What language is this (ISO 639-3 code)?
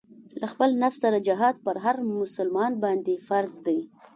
pus